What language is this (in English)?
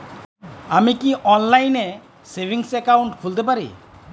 Bangla